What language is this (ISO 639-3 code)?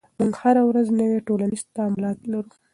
pus